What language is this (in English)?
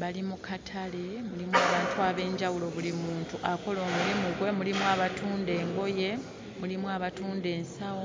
Ganda